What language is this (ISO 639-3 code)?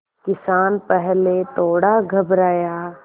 hin